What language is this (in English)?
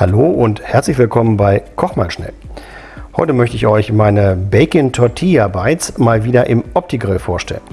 German